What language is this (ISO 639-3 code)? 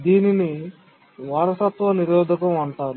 tel